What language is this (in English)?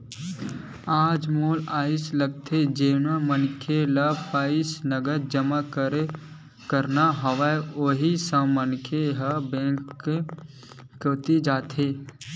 Chhattisgarhi